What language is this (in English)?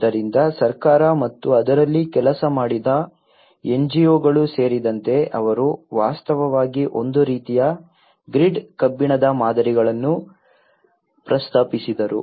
Kannada